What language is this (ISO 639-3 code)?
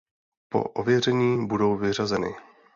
ces